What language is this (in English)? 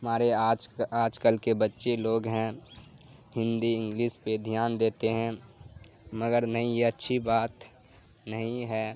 Urdu